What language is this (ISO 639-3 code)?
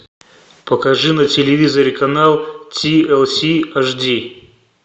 rus